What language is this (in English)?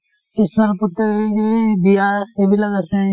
Assamese